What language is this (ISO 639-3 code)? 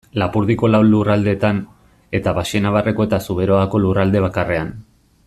eus